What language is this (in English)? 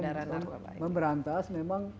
Indonesian